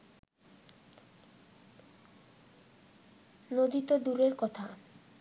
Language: Bangla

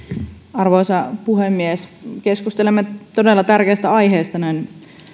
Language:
Finnish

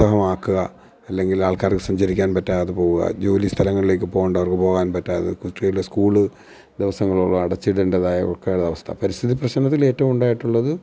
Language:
Malayalam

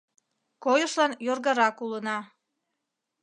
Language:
Mari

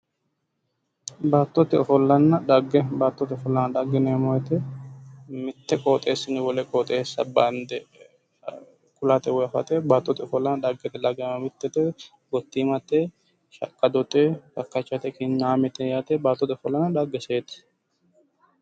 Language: Sidamo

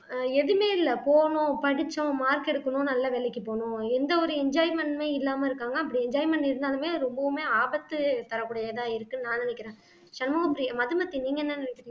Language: Tamil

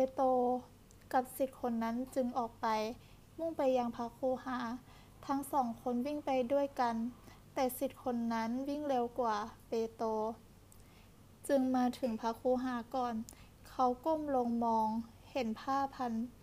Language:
Thai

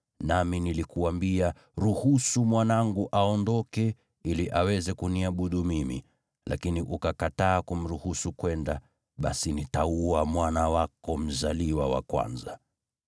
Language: Swahili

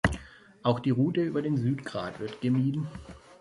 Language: German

